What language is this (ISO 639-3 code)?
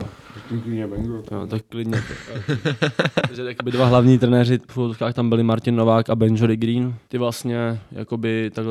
ces